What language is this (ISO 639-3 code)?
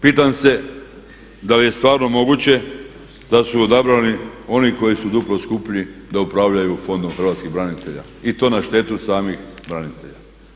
hrv